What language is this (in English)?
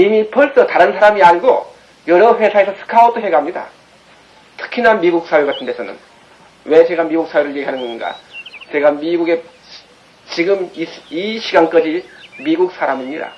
Korean